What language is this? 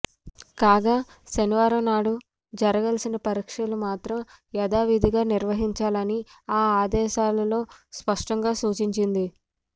Telugu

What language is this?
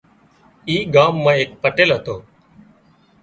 Wadiyara Koli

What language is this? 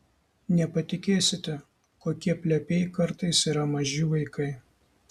Lithuanian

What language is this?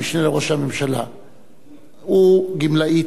Hebrew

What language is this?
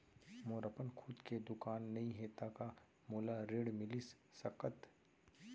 Chhattisgarhi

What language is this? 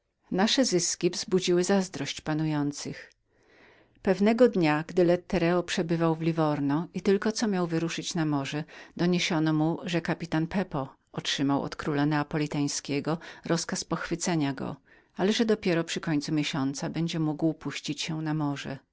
Polish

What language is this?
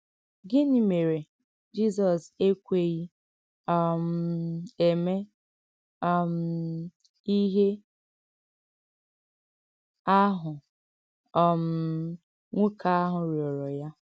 Igbo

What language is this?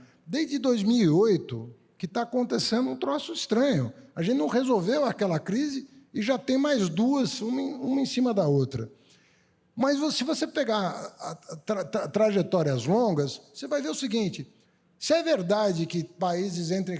Portuguese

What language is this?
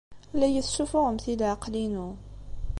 Kabyle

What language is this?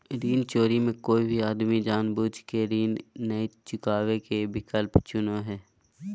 Magahi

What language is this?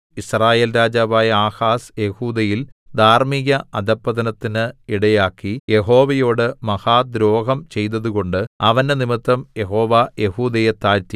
Malayalam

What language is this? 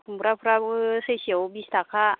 Bodo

